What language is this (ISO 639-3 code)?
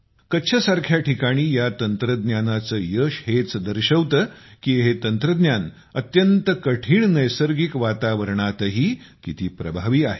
mar